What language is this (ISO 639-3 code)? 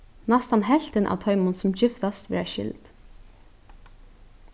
fao